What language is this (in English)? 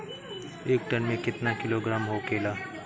Bhojpuri